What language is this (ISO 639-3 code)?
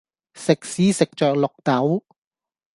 yue